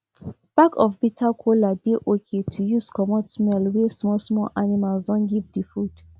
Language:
Nigerian Pidgin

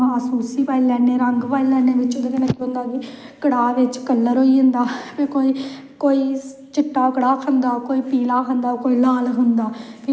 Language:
Dogri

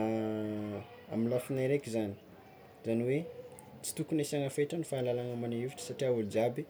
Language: Tsimihety Malagasy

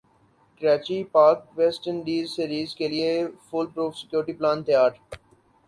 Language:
Urdu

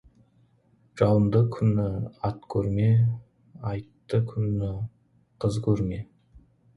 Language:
Kazakh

